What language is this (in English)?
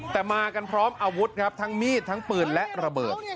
Thai